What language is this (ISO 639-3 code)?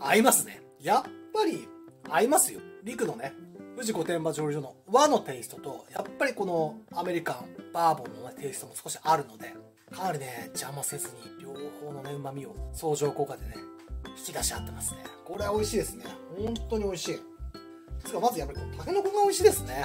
jpn